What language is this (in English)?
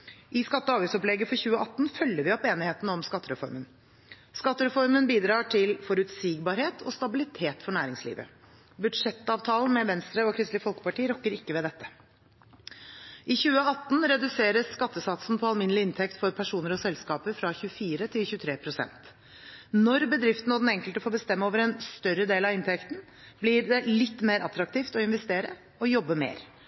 Norwegian Bokmål